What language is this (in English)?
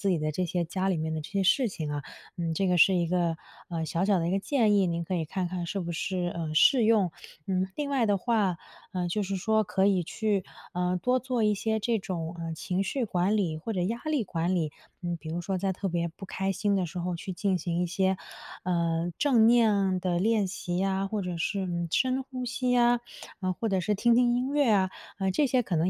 Chinese